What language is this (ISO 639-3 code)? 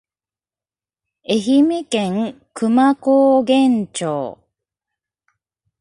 jpn